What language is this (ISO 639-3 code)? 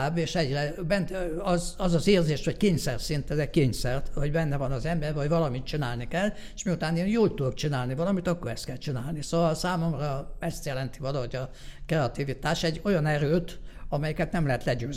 hun